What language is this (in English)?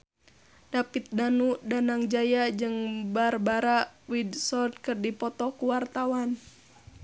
Sundanese